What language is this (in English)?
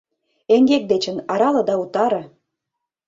Mari